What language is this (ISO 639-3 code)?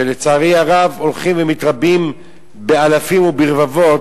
heb